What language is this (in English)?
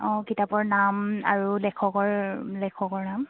Assamese